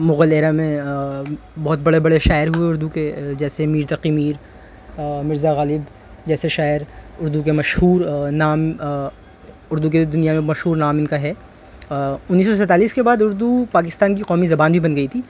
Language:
Urdu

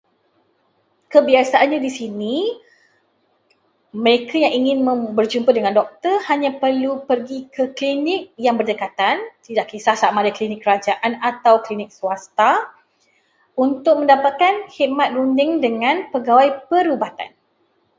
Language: Malay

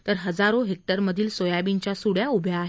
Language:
Marathi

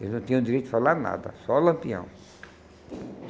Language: Portuguese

